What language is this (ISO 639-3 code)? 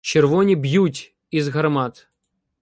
ukr